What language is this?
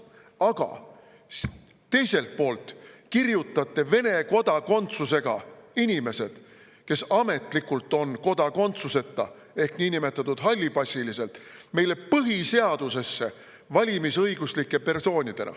Estonian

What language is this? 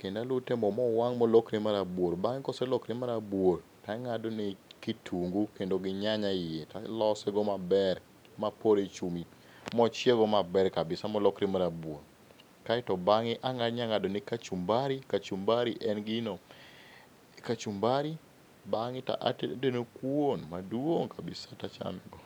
Luo (Kenya and Tanzania)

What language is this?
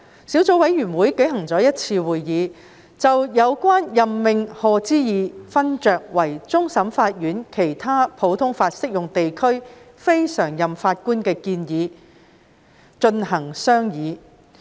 Cantonese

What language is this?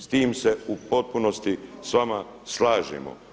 Croatian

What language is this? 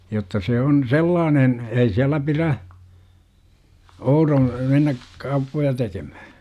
Finnish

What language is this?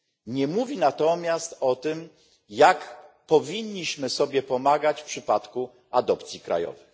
Polish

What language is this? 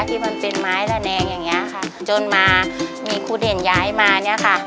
Thai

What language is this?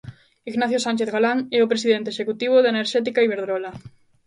Galician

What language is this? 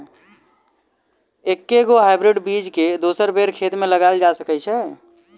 Maithili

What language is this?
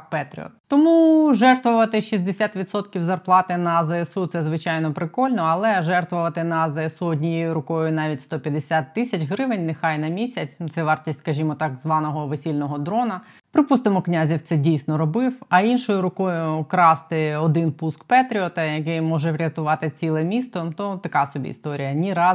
Ukrainian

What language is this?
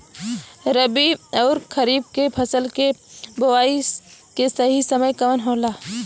Bhojpuri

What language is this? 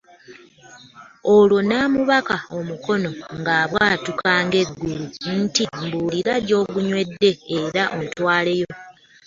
Ganda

